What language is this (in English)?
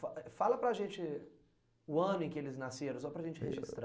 Portuguese